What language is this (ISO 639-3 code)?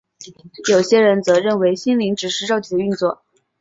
zho